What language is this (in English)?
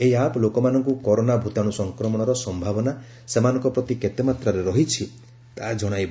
Odia